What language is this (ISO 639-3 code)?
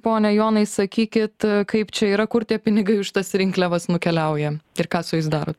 lit